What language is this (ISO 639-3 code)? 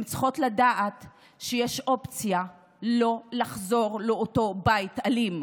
heb